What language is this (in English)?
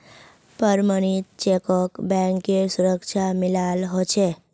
Magahi